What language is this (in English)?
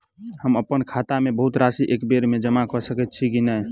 Maithili